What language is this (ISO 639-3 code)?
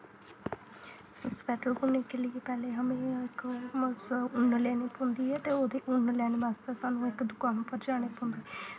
doi